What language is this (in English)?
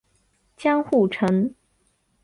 Chinese